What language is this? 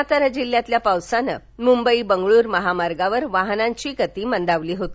Marathi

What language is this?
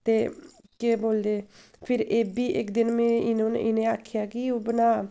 Dogri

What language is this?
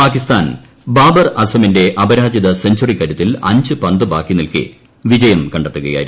Malayalam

